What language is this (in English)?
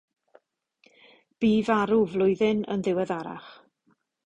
Welsh